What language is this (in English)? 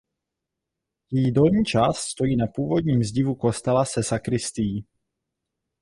Czech